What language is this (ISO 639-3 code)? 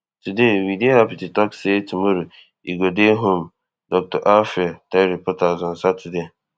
pcm